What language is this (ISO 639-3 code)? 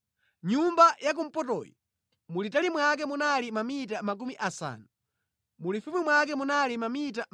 nya